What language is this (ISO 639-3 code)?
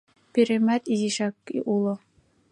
chm